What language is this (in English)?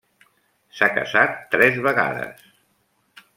Catalan